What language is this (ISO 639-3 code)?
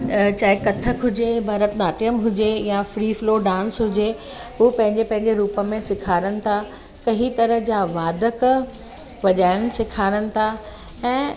snd